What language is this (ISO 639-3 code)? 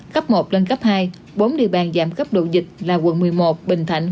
vie